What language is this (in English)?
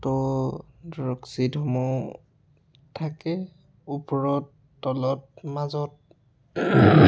Assamese